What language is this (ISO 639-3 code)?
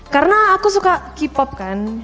ind